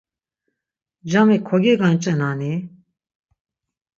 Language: Laz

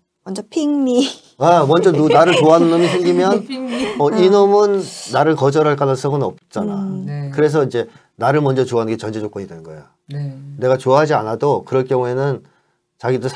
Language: Korean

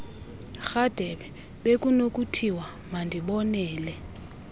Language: Xhosa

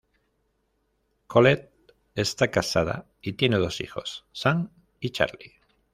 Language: Spanish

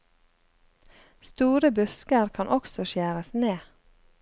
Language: Norwegian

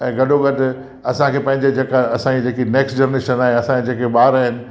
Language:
Sindhi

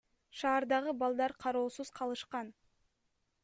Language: Kyrgyz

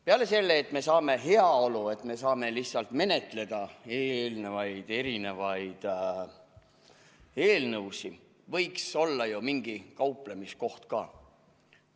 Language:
Estonian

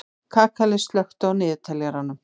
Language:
Icelandic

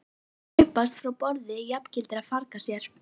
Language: Icelandic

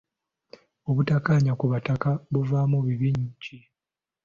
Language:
Ganda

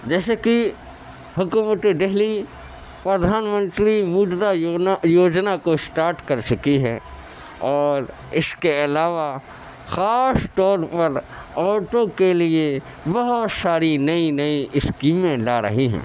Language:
Urdu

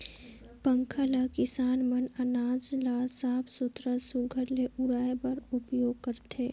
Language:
Chhattisgarhi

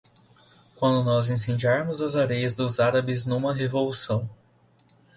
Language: Portuguese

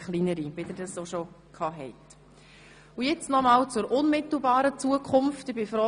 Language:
Swiss German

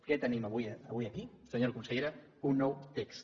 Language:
Catalan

